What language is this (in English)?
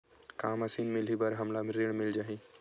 Chhattisgarhi